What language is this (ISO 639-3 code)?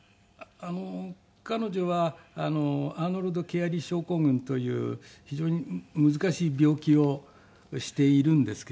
jpn